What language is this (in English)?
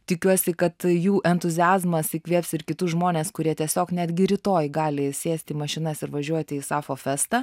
Lithuanian